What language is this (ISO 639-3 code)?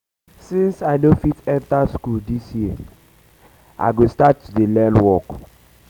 pcm